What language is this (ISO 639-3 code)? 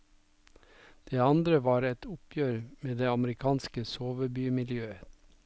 nor